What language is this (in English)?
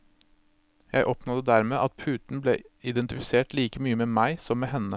Norwegian